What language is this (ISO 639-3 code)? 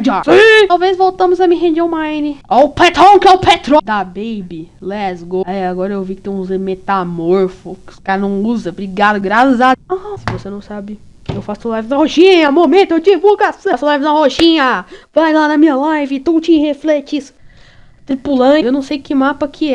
por